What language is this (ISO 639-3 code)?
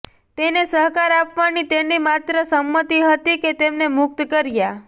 guj